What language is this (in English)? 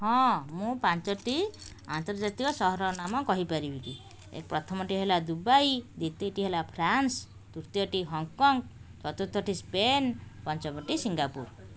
Odia